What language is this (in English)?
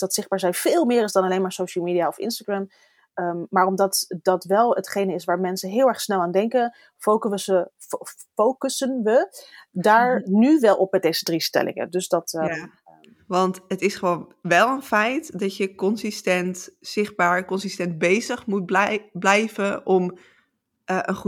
Dutch